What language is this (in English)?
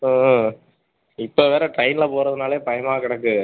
Tamil